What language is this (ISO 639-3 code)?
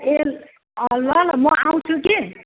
nep